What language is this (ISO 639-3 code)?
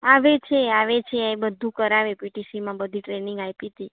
guj